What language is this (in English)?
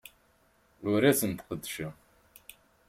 Kabyle